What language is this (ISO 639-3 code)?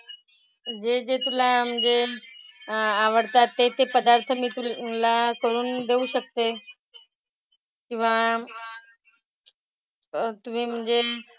mar